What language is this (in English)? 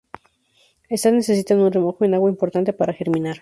Spanish